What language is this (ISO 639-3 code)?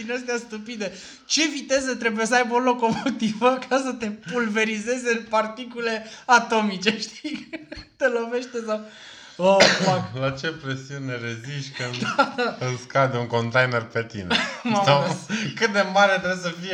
ron